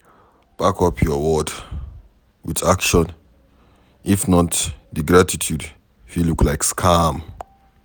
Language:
Nigerian Pidgin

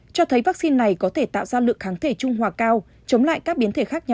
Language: Vietnamese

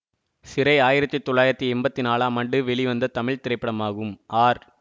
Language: Tamil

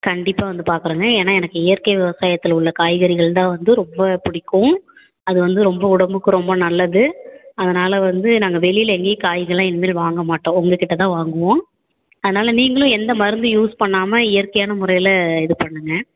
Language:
Tamil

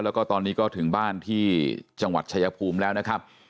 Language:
Thai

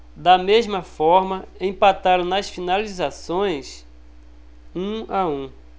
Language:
Portuguese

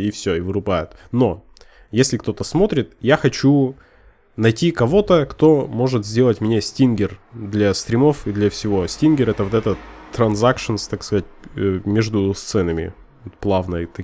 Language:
Russian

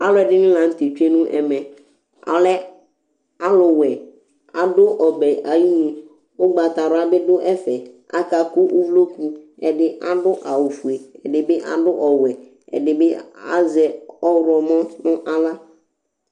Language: Ikposo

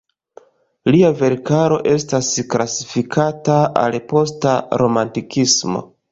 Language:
Esperanto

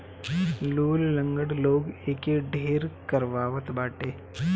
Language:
Bhojpuri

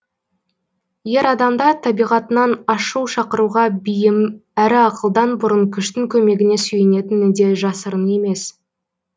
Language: Kazakh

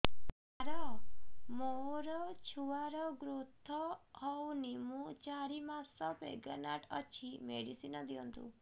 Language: Odia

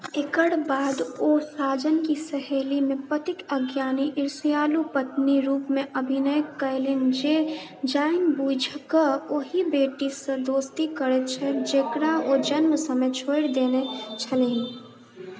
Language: Maithili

